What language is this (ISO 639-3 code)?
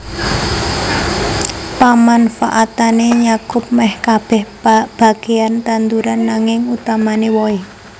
jav